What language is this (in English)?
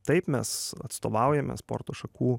Lithuanian